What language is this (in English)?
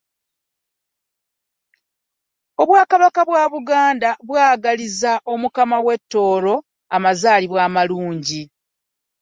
Ganda